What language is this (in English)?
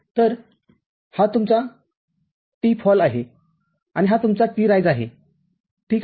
Marathi